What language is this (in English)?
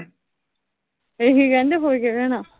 Punjabi